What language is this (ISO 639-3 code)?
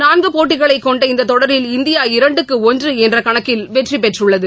tam